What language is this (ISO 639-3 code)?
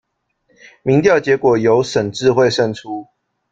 zho